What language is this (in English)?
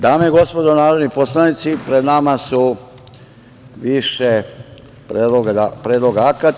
Serbian